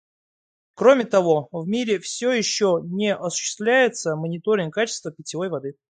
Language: Russian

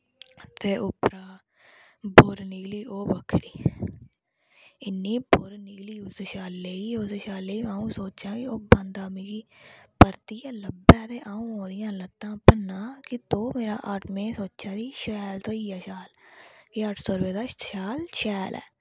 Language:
Dogri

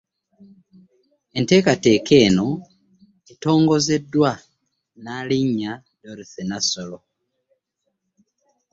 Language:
Ganda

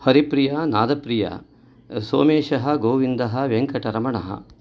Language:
Sanskrit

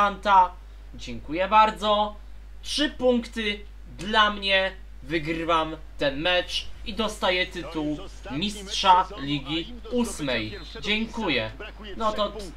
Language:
Polish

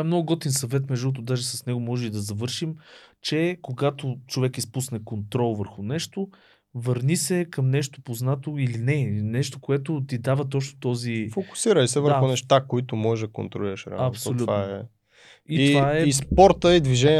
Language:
Bulgarian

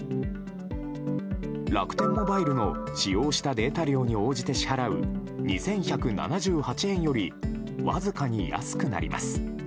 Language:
Japanese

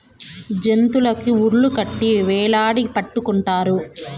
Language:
Telugu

